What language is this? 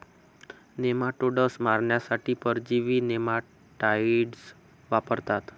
Marathi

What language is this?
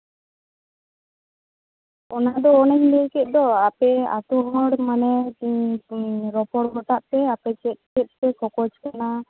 Santali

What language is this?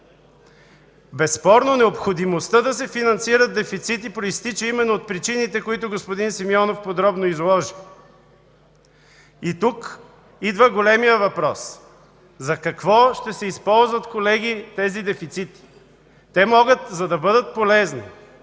Bulgarian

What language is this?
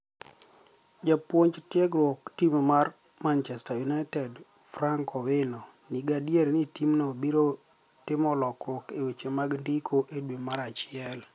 Luo (Kenya and Tanzania)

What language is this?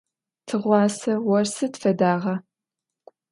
Adyghe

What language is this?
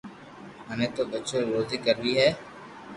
Loarki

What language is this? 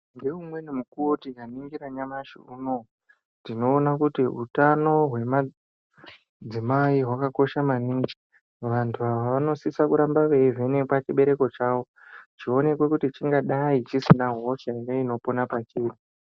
Ndau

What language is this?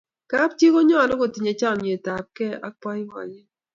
Kalenjin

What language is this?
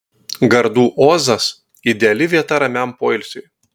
Lithuanian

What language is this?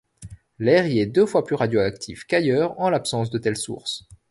French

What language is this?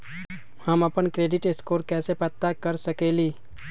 Magahi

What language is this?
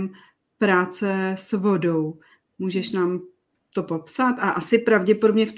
Czech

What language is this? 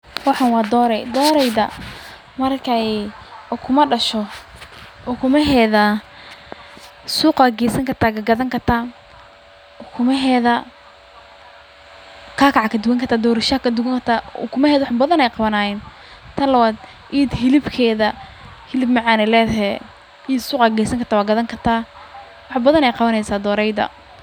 Somali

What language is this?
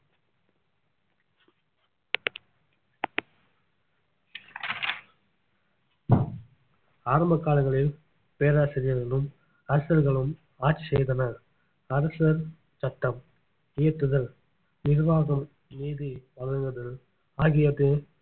Tamil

